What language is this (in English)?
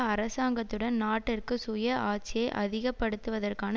Tamil